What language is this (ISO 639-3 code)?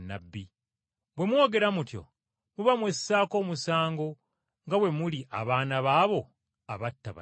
lug